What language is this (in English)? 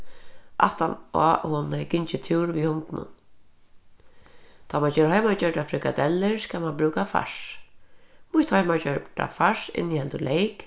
Faroese